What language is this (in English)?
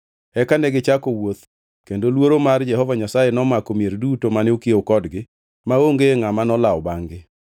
Luo (Kenya and Tanzania)